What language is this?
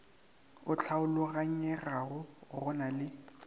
Northern Sotho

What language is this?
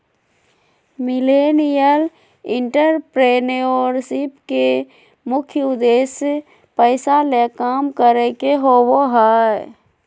Magahi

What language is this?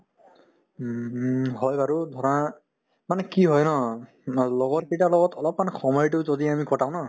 Assamese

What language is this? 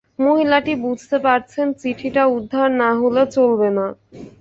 Bangla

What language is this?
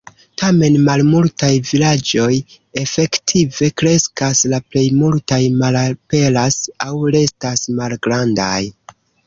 Esperanto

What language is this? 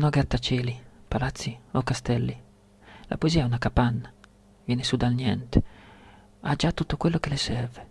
Italian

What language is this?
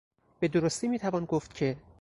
Persian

